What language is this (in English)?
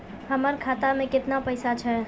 Maithili